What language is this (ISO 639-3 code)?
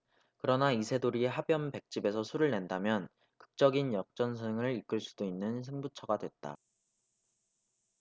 kor